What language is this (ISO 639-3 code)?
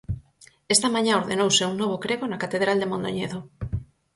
glg